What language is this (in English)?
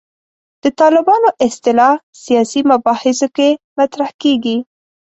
Pashto